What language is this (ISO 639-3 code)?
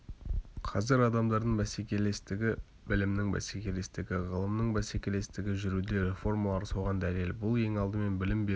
kaz